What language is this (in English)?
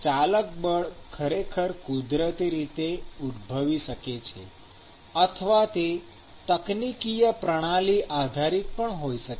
Gujarati